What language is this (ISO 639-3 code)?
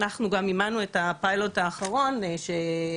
heb